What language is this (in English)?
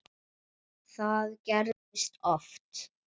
Icelandic